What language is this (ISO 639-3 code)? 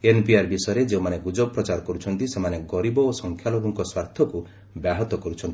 ori